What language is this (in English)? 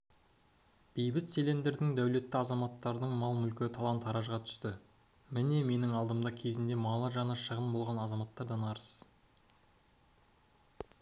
Kazakh